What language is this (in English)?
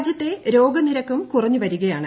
Malayalam